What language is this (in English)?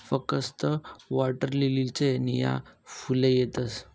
Marathi